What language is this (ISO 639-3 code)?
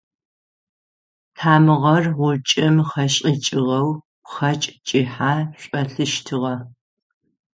ady